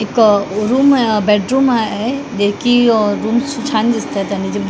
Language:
Marathi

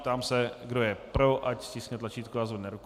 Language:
Czech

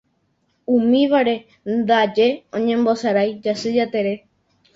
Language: Guarani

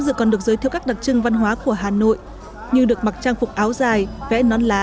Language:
Vietnamese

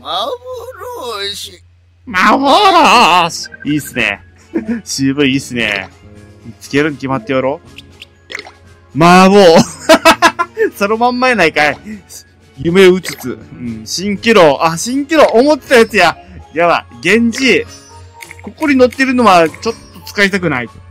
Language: Japanese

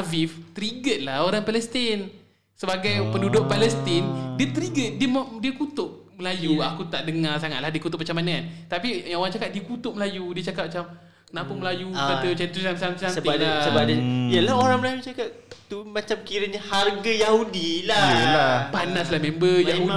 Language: Malay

